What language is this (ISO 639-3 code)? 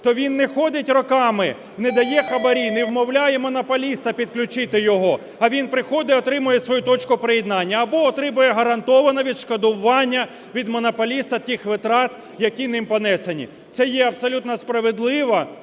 ukr